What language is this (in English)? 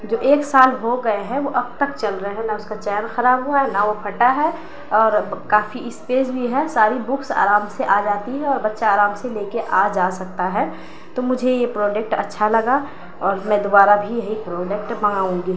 Urdu